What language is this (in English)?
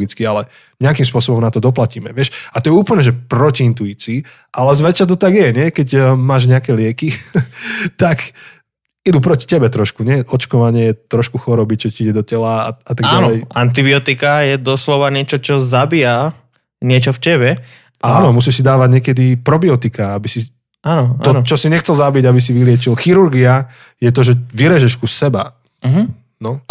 Slovak